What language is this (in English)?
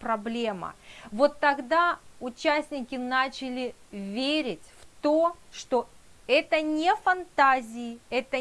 Russian